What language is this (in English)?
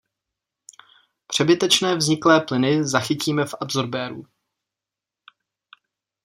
Czech